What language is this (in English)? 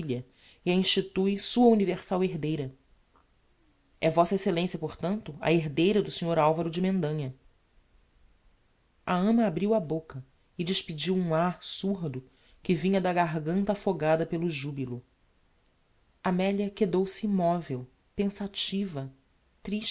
Portuguese